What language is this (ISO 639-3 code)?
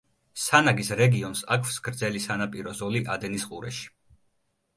kat